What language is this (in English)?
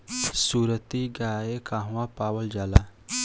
Bhojpuri